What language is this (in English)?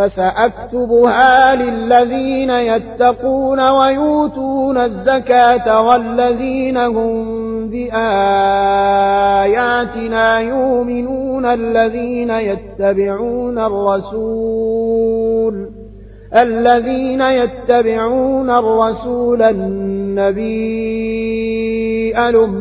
Arabic